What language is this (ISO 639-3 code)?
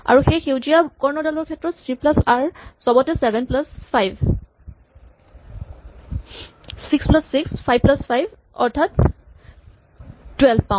asm